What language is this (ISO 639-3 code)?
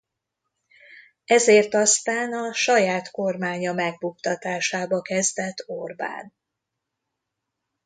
hun